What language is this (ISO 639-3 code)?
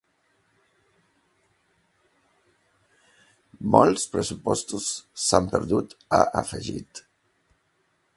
cat